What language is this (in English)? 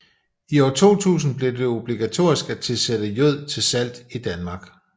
Danish